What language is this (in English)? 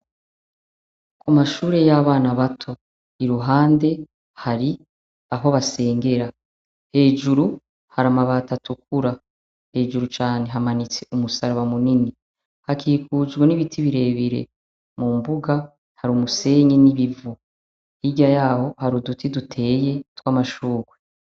Rundi